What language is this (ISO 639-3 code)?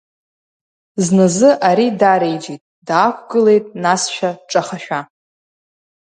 abk